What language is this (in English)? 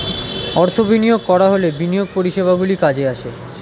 Bangla